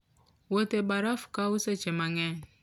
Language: Luo (Kenya and Tanzania)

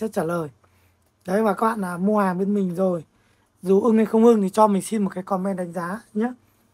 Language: Vietnamese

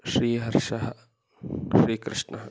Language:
Sanskrit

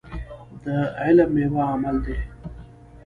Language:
Pashto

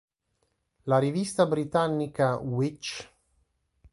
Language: Italian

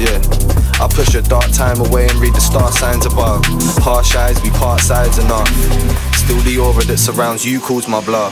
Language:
English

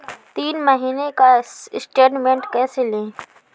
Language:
Hindi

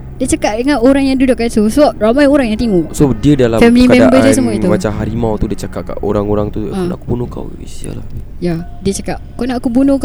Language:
Malay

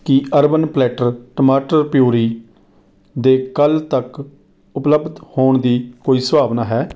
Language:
Punjabi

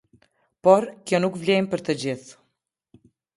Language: Albanian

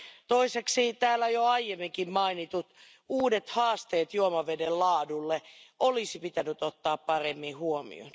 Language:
Finnish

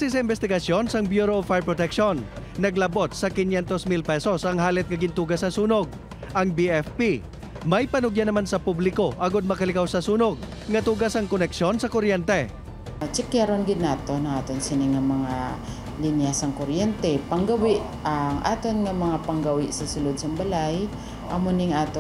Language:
Filipino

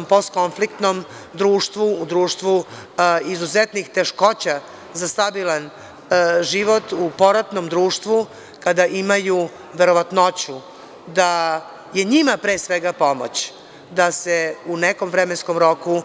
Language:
Serbian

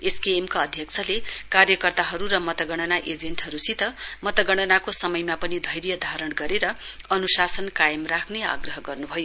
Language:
Nepali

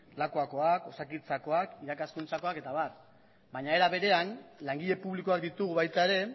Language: Basque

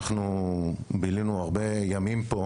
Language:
Hebrew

